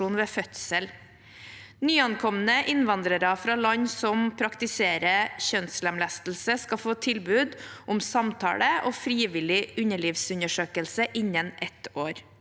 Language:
Norwegian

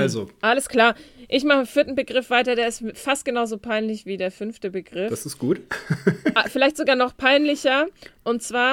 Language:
German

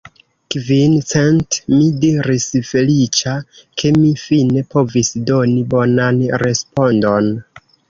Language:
Esperanto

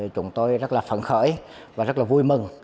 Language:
Vietnamese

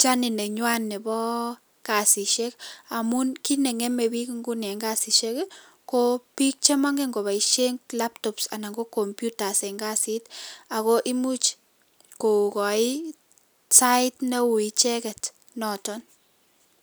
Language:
Kalenjin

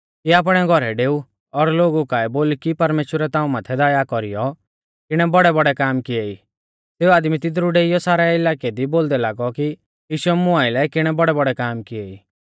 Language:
Mahasu Pahari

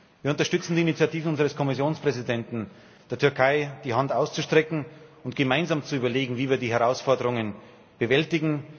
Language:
German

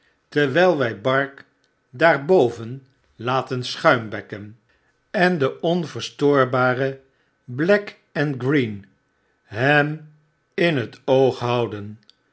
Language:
Dutch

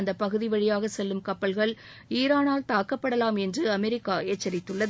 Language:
Tamil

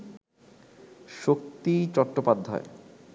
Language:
Bangla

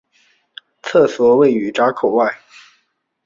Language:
Chinese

